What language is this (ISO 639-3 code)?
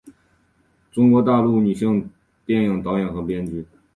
zho